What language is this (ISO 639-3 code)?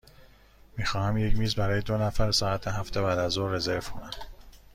fas